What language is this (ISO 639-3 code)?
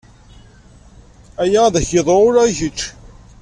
kab